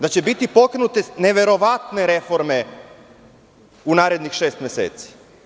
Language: Serbian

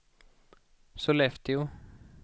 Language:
Swedish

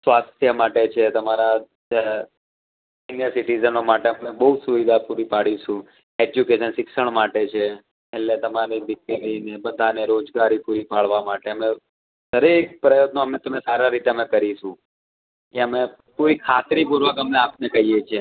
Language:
Gujarati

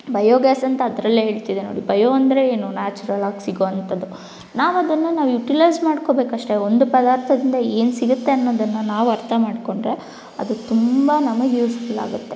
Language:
Kannada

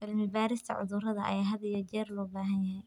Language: Somali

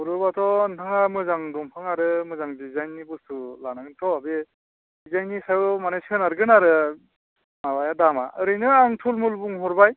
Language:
Bodo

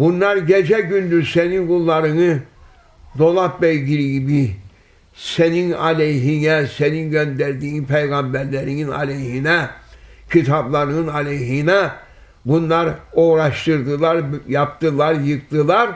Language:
Turkish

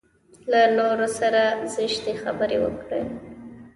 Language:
Pashto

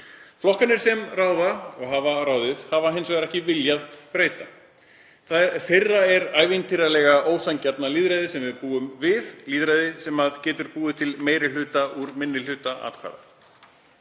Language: Icelandic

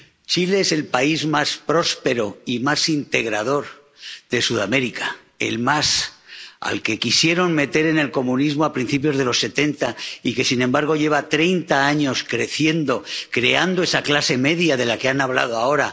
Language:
Spanish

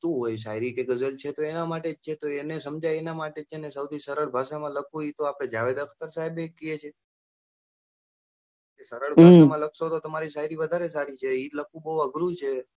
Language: Gujarati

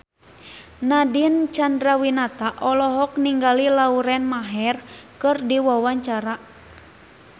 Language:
Sundanese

